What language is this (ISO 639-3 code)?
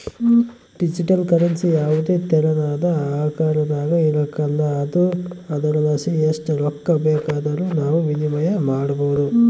kan